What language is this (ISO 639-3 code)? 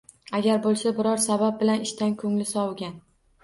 uzb